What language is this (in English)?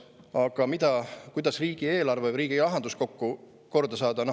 Estonian